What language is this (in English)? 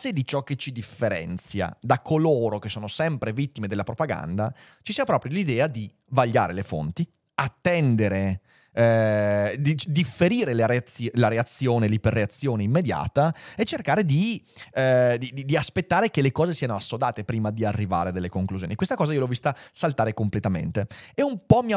Italian